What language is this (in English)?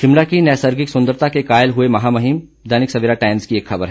Hindi